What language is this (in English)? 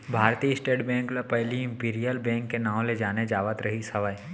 Chhattisgarhi